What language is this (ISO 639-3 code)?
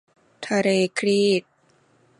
tha